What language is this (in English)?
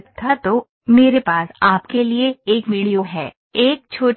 Hindi